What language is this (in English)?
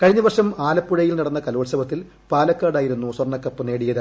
Malayalam